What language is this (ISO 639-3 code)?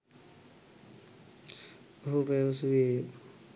sin